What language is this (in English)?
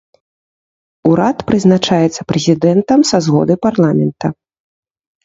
Belarusian